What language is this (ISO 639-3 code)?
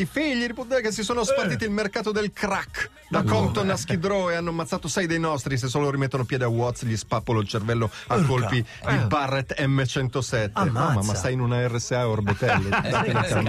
ita